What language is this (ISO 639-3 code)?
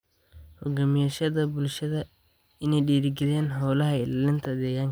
som